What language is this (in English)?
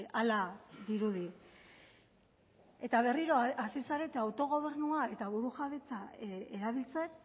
Basque